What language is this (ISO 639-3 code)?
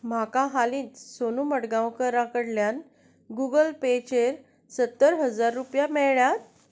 kok